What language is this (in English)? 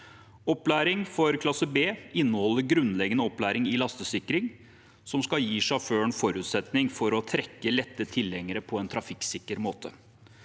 Norwegian